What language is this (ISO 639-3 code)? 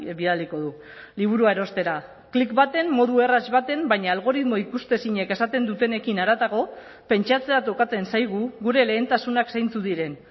eus